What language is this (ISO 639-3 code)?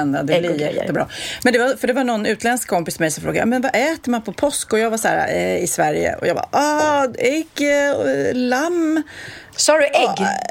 swe